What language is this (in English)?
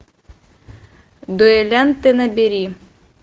Russian